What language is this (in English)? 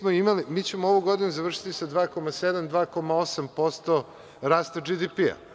Serbian